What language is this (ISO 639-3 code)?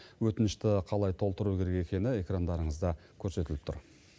kaz